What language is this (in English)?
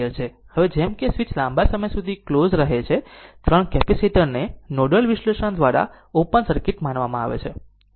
Gujarati